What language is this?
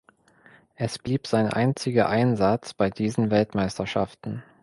German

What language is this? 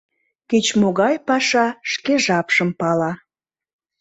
Mari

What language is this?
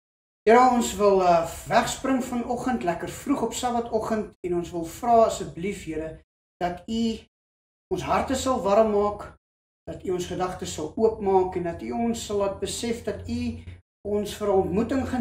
Dutch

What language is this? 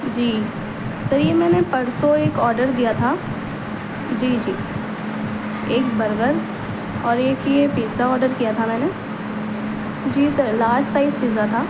Urdu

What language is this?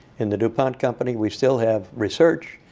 English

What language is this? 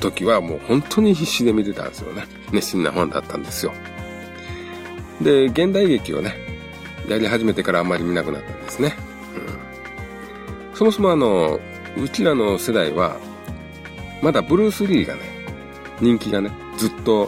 Japanese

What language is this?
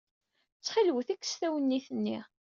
Kabyle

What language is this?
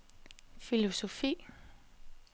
Danish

